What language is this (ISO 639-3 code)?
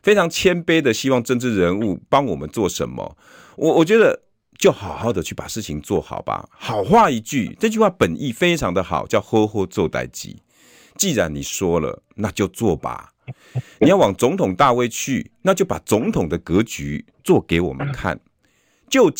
zho